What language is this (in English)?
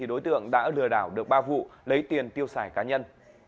Vietnamese